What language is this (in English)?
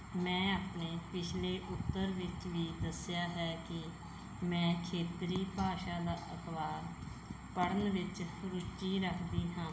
Punjabi